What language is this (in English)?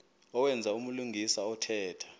Xhosa